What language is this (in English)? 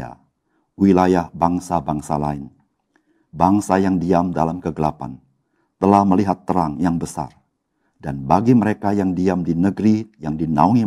Indonesian